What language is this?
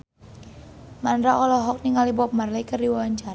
Sundanese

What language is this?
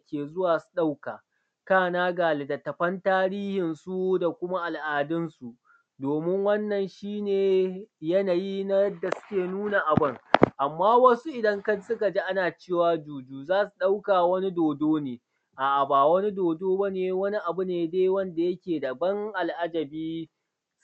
Hausa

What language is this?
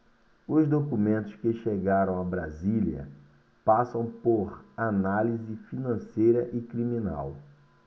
Portuguese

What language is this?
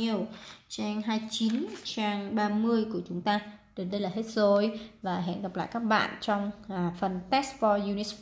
Vietnamese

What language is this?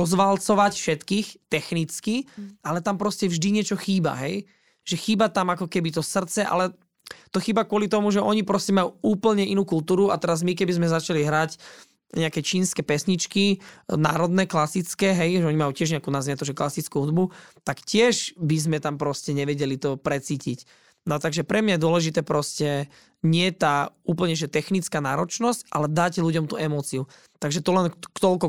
Slovak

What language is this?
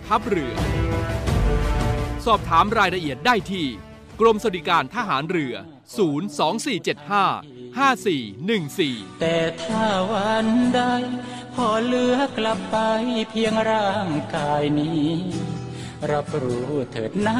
Thai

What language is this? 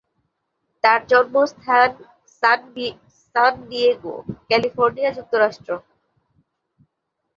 Bangla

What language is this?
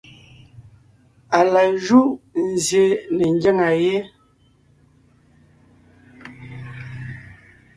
Ngiemboon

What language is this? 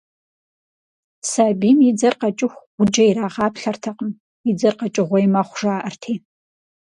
Kabardian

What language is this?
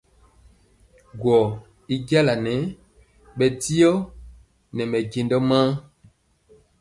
Mpiemo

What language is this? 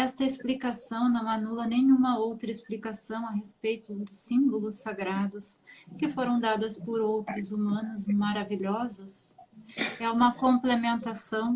Portuguese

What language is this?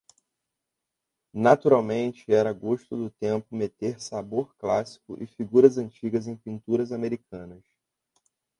Portuguese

